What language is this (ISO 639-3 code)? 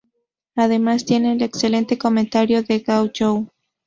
spa